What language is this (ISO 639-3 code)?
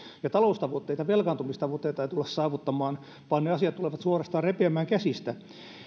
fin